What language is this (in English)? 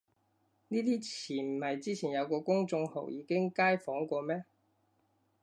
Cantonese